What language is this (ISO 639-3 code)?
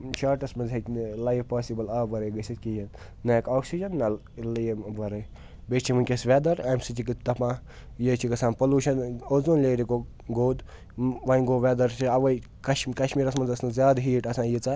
kas